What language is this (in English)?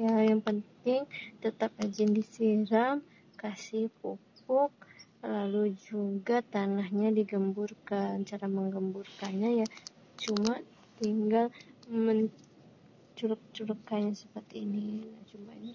Indonesian